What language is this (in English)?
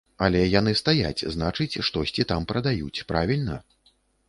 Belarusian